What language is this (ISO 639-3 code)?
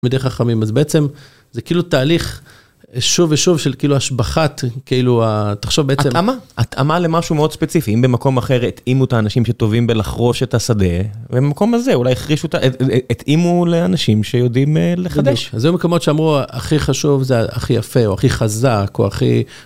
heb